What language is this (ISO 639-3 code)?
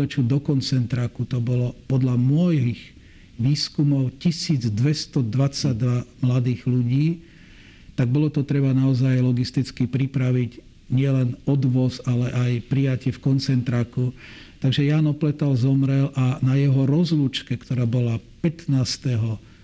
slk